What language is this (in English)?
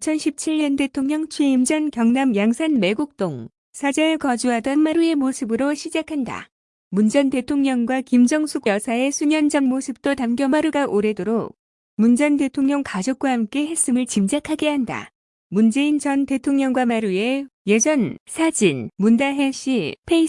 Korean